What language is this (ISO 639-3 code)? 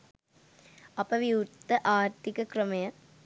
sin